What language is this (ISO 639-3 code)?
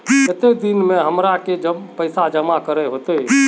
mag